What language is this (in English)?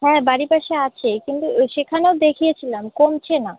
Bangla